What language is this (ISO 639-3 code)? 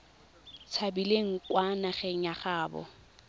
tsn